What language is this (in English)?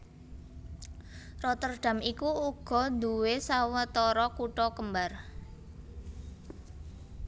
Javanese